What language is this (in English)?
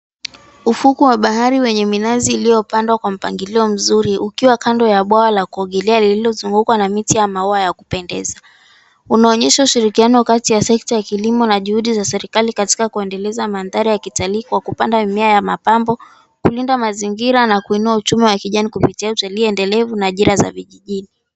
Swahili